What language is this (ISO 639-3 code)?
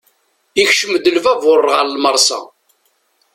kab